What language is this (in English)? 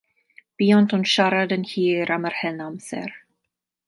Welsh